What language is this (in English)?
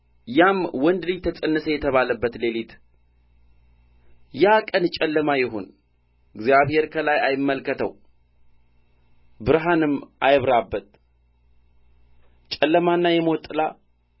Amharic